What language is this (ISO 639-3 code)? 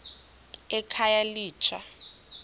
xho